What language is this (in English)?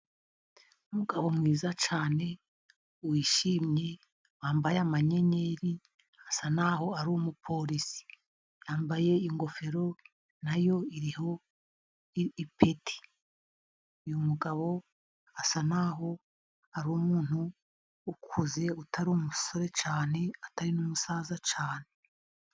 Kinyarwanda